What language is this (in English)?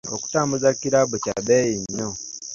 Ganda